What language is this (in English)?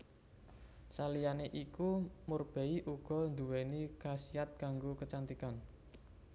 Javanese